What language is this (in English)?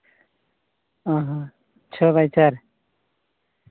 Santali